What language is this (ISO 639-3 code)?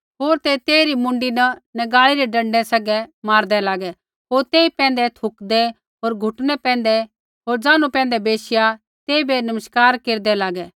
kfx